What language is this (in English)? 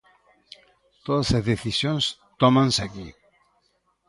Galician